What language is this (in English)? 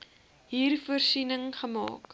Afrikaans